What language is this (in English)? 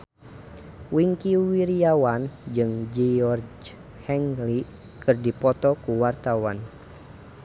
Sundanese